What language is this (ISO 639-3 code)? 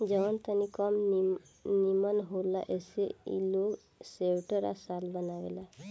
bho